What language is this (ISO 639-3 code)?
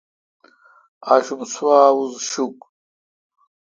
xka